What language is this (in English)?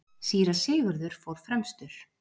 Icelandic